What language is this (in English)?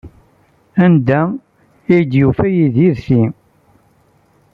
Kabyle